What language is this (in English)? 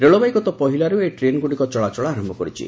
Odia